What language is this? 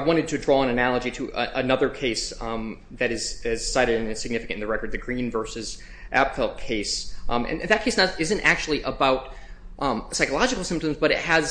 English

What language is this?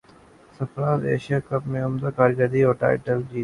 Urdu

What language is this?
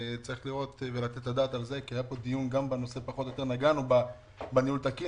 Hebrew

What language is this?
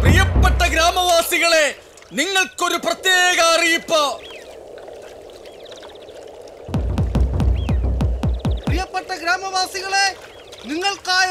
Malayalam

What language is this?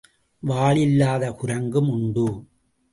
Tamil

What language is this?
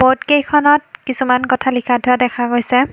Assamese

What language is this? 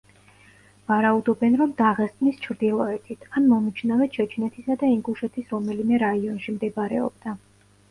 Georgian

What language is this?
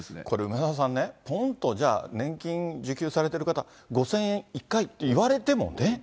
Japanese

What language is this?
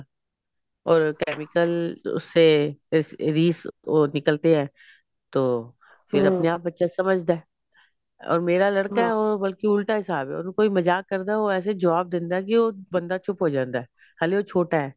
Punjabi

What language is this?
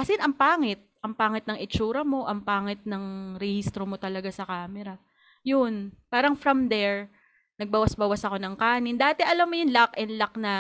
Filipino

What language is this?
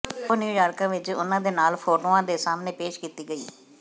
Punjabi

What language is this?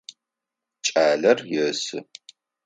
Adyghe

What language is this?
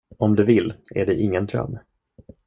Swedish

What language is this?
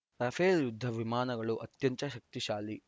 Kannada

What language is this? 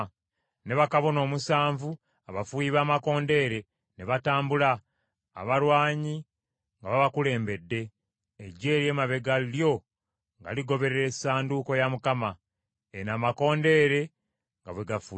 Ganda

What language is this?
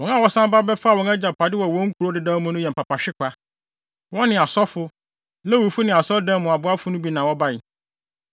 Akan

